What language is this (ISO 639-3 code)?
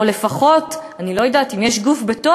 heb